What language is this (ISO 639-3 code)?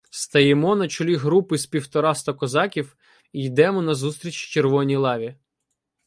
ukr